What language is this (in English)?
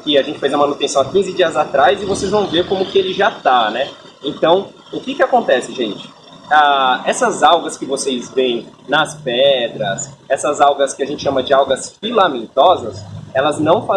Portuguese